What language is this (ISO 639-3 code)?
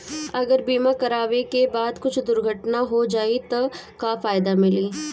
bho